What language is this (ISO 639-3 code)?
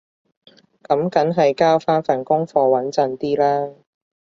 yue